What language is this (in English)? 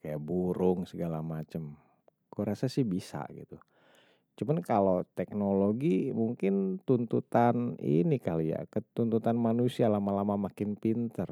Betawi